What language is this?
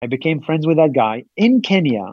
Hebrew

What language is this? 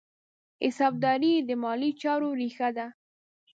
Pashto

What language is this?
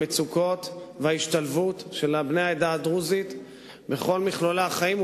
Hebrew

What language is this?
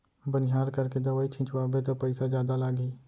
Chhattisgarhi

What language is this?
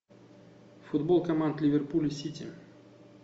Russian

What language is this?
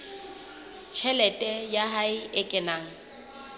Southern Sotho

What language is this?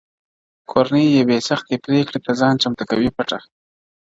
Pashto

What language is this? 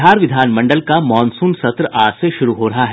Hindi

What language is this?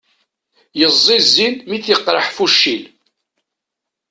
Kabyle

